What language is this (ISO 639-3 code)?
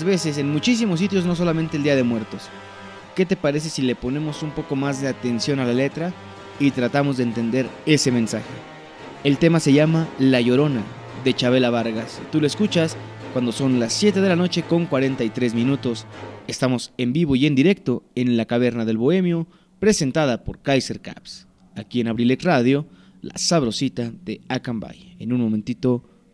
spa